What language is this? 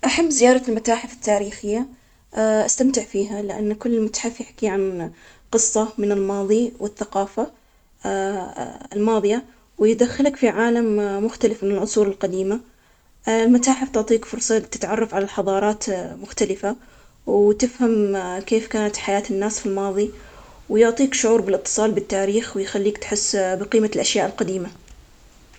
Omani Arabic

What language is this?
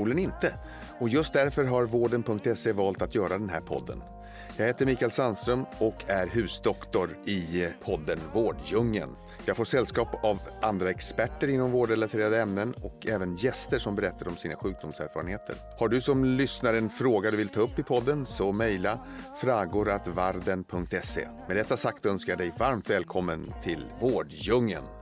Swedish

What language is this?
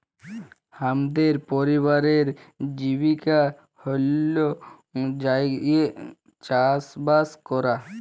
Bangla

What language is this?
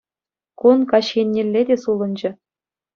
Chuvash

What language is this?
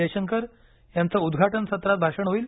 Marathi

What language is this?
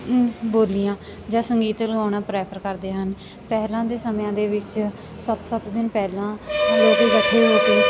Punjabi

